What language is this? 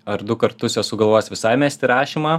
Lithuanian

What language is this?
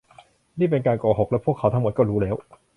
Thai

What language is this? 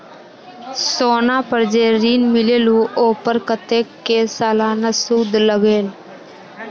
Magahi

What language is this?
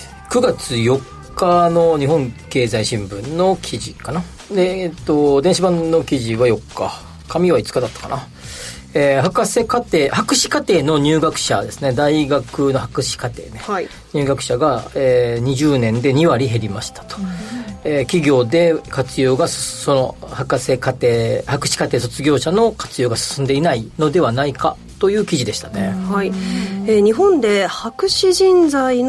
Japanese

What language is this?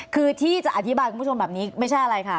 Thai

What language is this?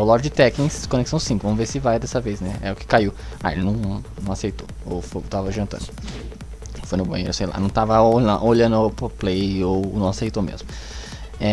Portuguese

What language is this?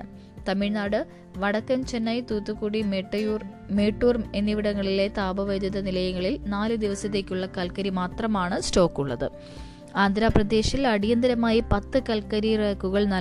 Malayalam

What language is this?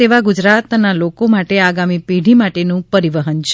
Gujarati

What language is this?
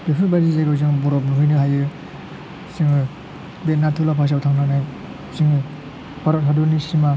Bodo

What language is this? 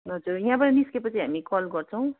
Nepali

